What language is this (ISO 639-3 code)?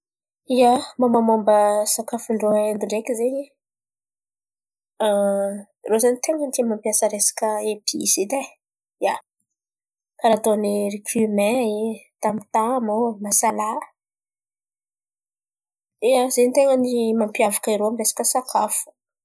xmv